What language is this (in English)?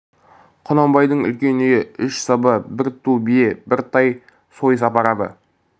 Kazakh